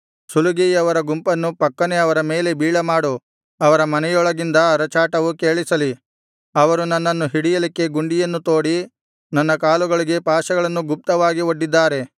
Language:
Kannada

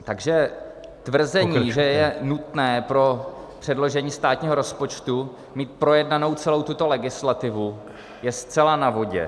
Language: Czech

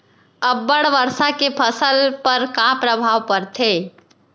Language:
Chhattisgarhi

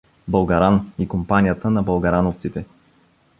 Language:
Bulgarian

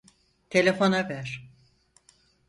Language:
Turkish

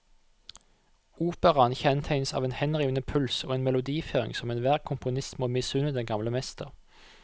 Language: Norwegian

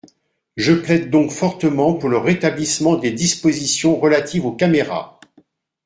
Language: French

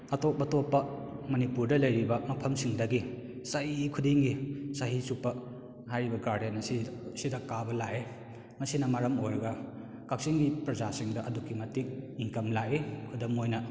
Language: Manipuri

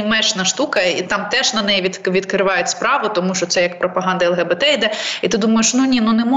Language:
Ukrainian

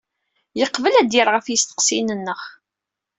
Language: Kabyle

